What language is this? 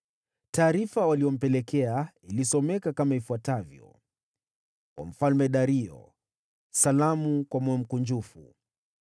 Swahili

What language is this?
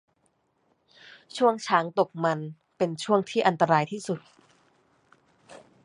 Thai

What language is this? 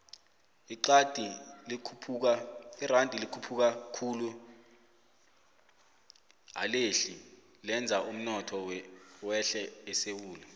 South Ndebele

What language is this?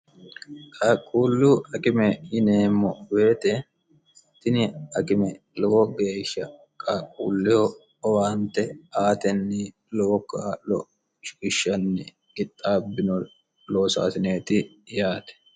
Sidamo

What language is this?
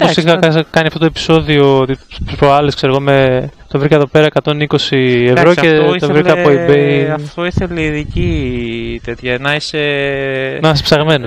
Greek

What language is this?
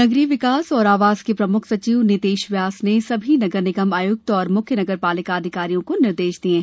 Hindi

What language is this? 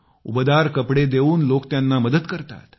Marathi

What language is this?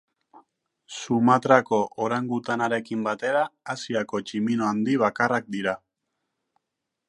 Basque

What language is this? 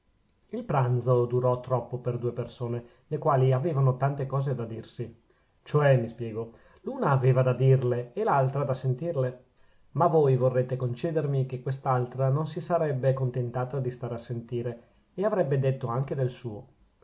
Italian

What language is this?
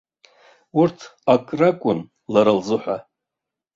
Abkhazian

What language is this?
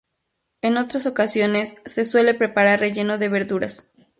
Spanish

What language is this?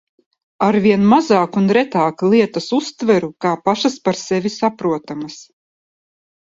Latvian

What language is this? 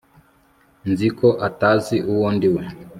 Kinyarwanda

